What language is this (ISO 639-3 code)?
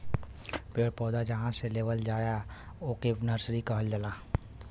bho